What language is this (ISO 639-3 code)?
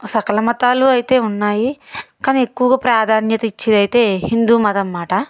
tel